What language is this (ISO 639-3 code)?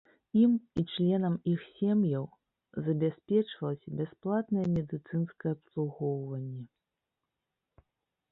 bel